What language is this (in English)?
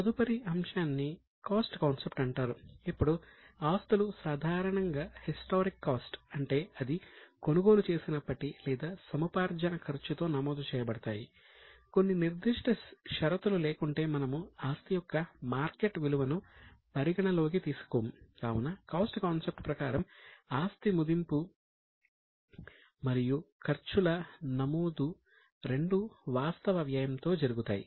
Telugu